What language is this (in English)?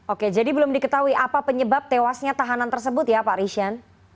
Indonesian